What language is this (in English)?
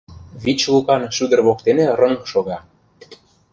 Mari